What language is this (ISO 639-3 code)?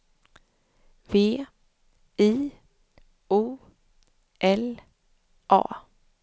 swe